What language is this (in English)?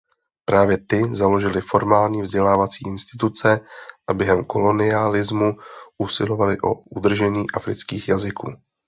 Czech